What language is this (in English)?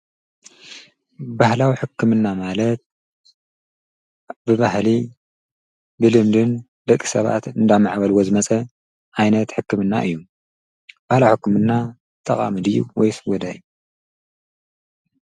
Tigrinya